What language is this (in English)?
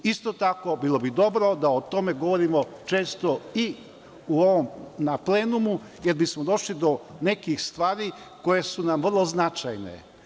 Serbian